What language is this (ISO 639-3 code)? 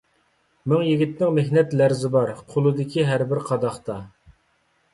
uig